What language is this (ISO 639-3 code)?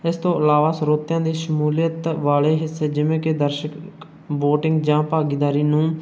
pan